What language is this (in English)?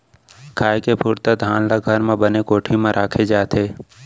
Chhattisgarhi